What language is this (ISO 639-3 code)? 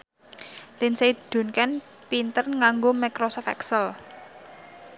jav